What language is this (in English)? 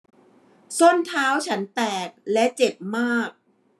Thai